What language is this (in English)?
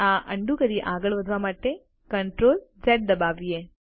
Gujarati